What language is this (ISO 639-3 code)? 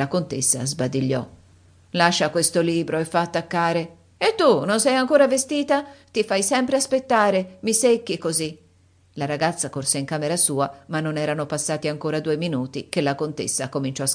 ita